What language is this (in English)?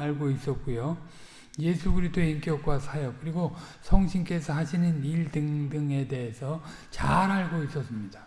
Korean